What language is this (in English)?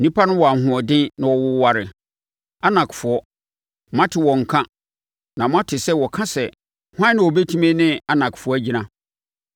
Akan